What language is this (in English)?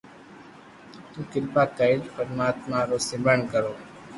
Loarki